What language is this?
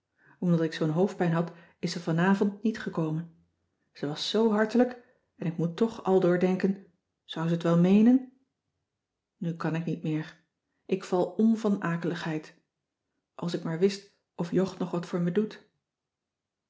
Dutch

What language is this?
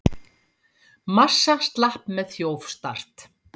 Icelandic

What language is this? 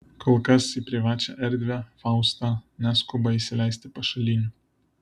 Lithuanian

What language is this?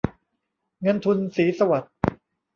Thai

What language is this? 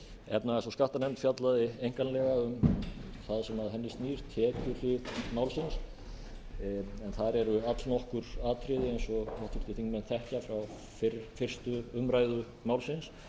Icelandic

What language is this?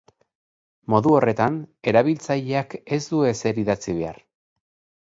Basque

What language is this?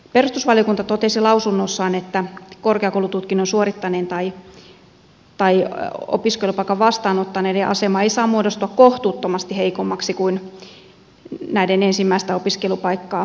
Finnish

